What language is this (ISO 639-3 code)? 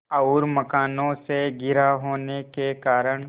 hin